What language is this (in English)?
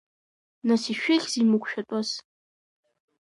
Abkhazian